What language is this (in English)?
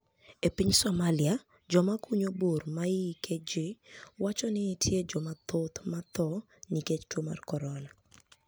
Luo (Kenya and Tanzania)